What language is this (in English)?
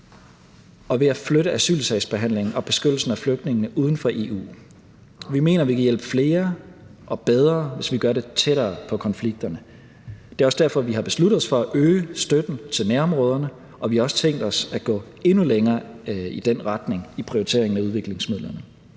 Danish